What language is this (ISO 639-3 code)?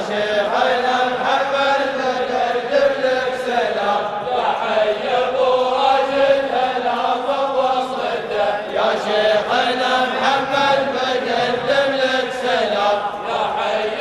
ara